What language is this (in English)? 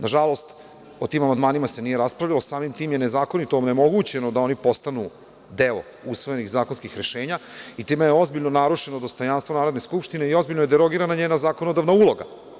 Serbian